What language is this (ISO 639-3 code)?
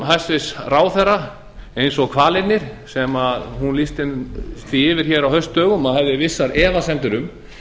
isl